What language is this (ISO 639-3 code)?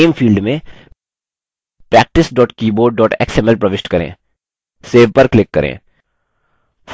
hin